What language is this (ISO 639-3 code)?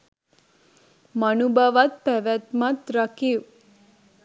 sin